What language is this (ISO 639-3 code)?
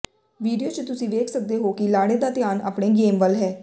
pan